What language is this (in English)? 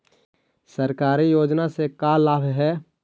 Magahi